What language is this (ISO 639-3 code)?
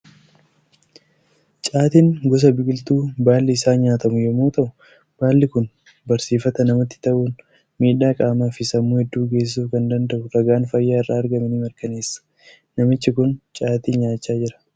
orm